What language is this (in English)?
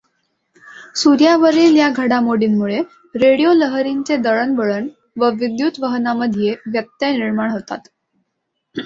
Marathi